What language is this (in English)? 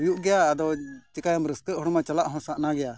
Santali